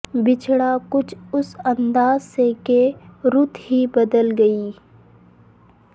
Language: Urdu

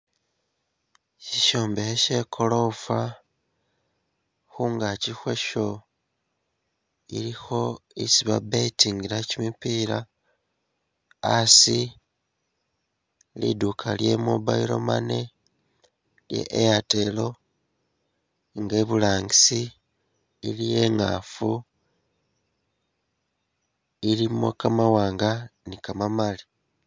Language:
Masaaba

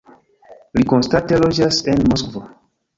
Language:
Esperanto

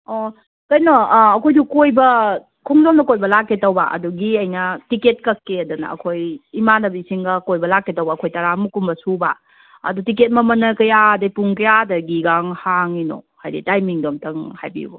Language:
Manipuri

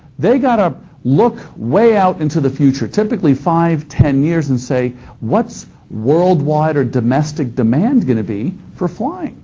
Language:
English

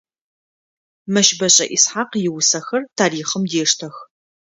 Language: Adyghe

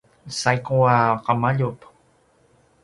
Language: Paiwan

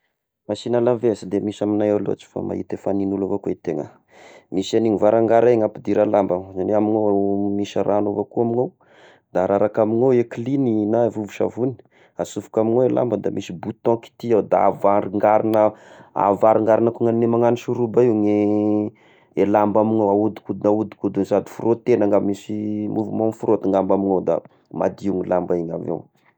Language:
Tesaka Malagasy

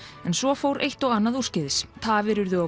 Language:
Icelandic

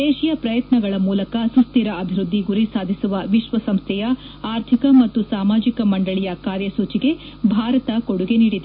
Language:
Kannada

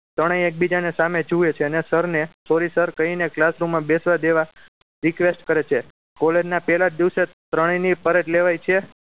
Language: Gujarati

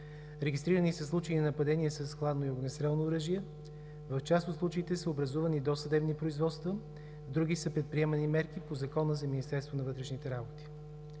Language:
Bulgarian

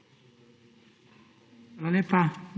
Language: Slovenian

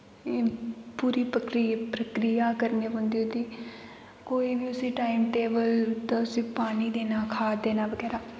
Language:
Dogri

